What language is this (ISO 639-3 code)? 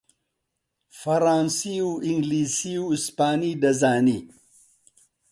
ckb